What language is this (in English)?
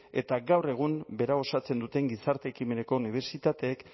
Basque